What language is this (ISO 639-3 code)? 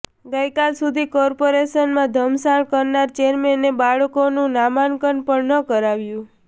guj